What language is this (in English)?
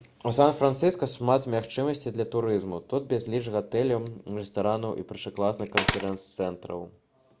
Belarusian